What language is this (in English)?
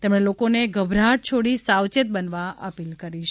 Gujarati